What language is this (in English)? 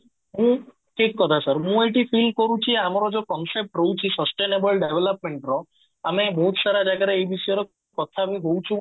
Odia